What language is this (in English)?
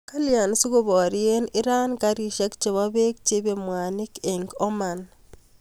Kalenjin